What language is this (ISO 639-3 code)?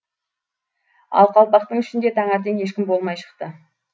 kaz